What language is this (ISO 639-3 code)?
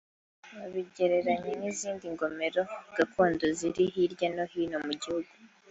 kin